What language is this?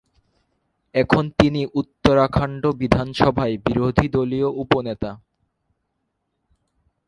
Bangla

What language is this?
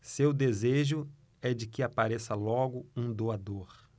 Portuguese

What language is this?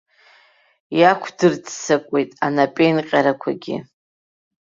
Abkhazian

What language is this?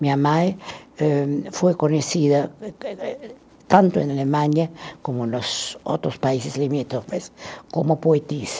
Portuguese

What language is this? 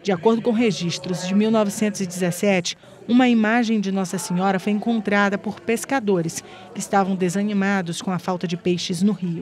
Portuguese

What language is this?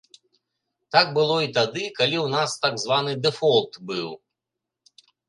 Belarusian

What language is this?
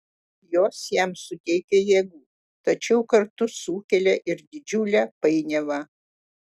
Lithuanian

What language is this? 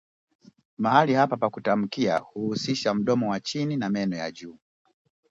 Swahili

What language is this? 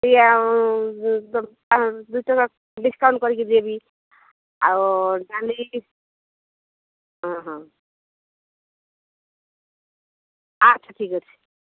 Odia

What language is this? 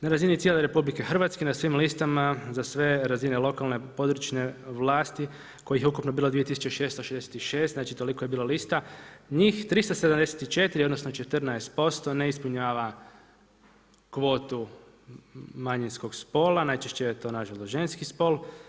Croatian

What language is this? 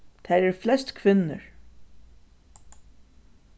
Faroese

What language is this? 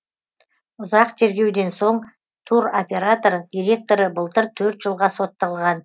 Kazakh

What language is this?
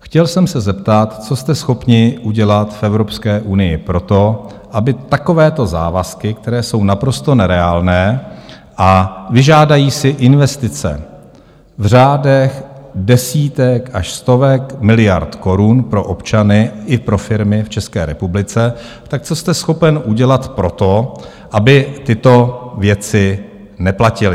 Czech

